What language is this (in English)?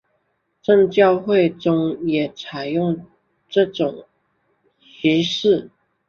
Chinese